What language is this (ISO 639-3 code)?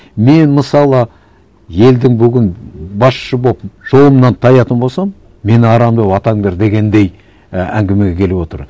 kaz